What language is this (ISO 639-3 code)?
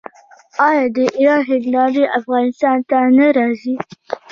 pus